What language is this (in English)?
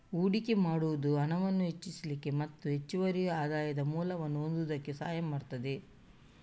Kannada